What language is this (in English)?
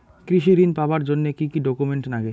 Bangla